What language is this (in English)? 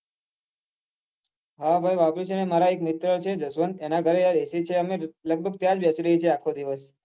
Gujarati